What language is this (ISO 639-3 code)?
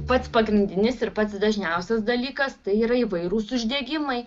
lit